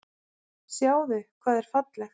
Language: Icelandic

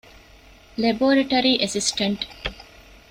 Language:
Divehi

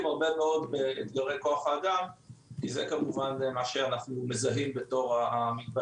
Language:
Hebrew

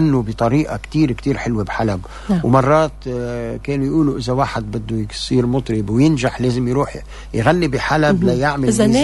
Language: Arabic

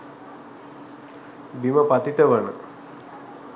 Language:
Sinhala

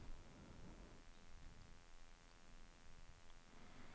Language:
Norwegian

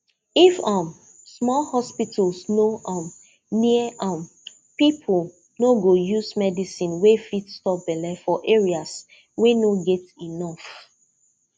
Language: Nigerian Pidgin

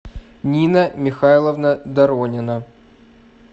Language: Russian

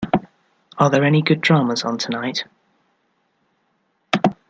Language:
English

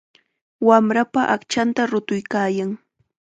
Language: Chiquián Ancash Quechua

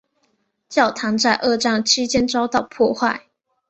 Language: Chinese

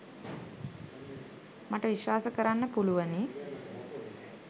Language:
Sinhala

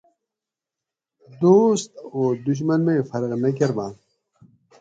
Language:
Gawri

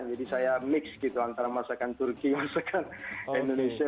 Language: Indonesian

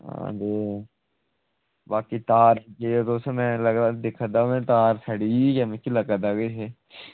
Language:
Dogri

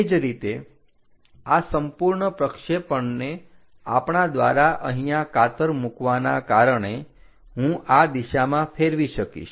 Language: Gujarati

